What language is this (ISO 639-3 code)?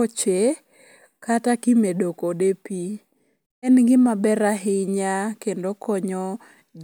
luo